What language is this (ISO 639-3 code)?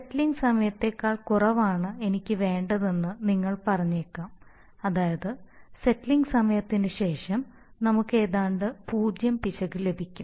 mal